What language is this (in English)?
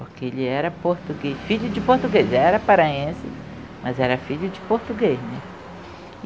Portuguese